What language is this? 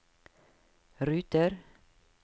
Norwegian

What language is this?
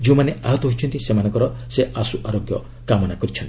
Odia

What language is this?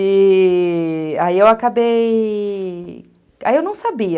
Portuguese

